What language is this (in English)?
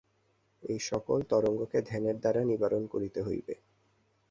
Bangla